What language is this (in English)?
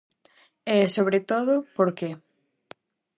Galician